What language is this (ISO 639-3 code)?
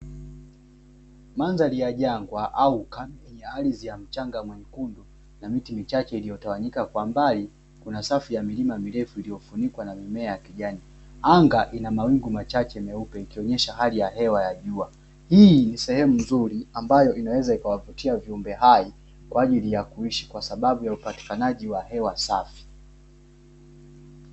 swa